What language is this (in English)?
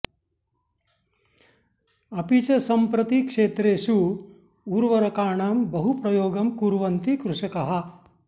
Sanskrit